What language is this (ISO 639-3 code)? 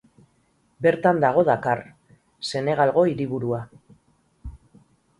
eus